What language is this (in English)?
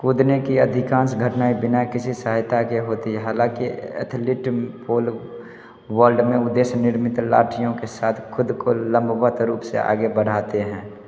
Hindi